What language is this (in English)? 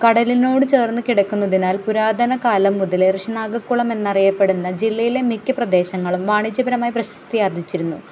Malayalam